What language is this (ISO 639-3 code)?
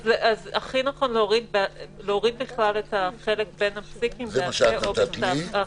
heb